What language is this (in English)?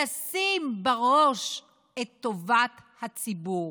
Hebrew